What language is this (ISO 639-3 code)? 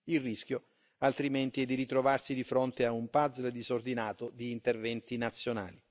ita